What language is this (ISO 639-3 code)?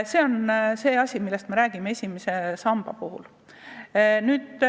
est